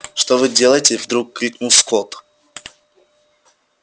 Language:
Russian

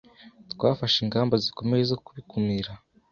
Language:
Kinyarwanda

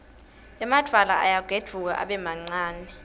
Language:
Swati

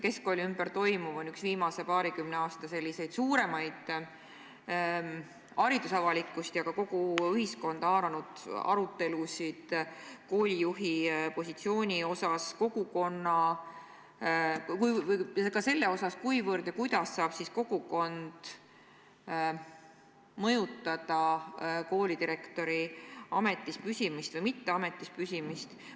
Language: Estonian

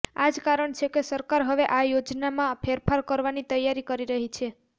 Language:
Gujarati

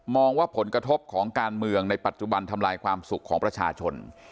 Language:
Thai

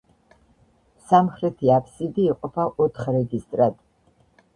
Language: Georgian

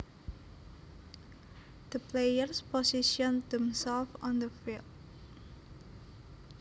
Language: Javanese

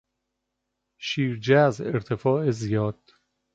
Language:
Persian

